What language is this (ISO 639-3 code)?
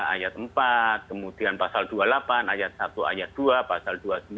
ind